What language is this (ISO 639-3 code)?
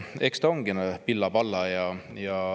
est